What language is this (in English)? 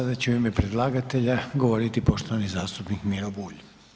Croatian